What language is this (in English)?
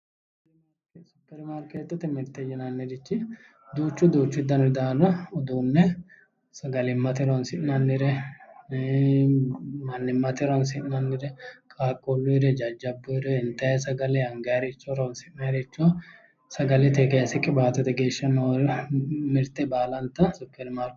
Sidamo